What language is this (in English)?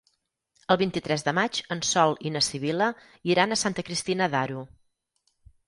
Catalan